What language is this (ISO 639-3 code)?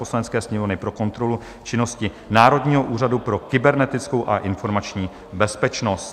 ces